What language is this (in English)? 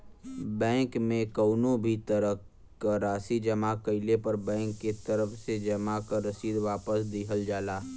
Bhojpuri